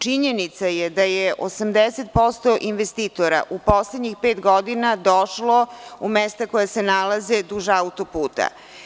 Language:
Serbian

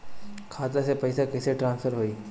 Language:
Bhojpuri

